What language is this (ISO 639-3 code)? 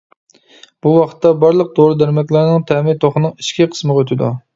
uig